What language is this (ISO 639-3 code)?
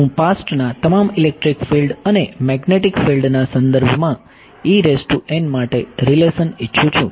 guj